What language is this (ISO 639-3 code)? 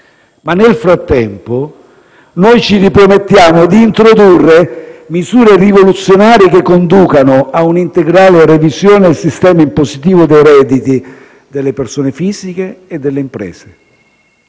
ita